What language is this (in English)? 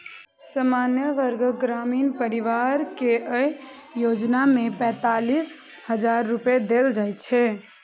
Maithili